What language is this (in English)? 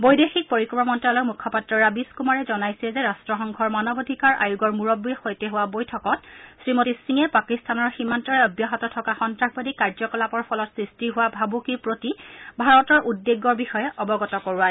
Assamese